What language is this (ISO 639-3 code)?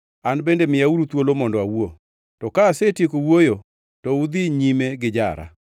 luo